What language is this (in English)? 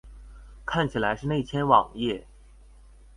Chinese